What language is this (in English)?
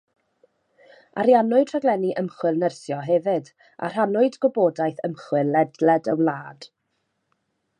Welsh